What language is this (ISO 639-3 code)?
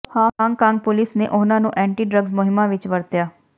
pan